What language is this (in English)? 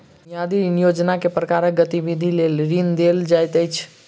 Maithili